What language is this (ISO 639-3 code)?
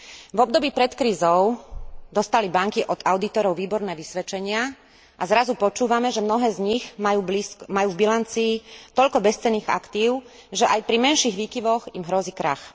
slk